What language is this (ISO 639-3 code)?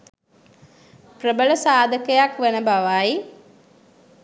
sin